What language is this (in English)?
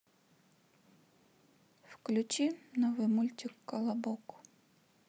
Russian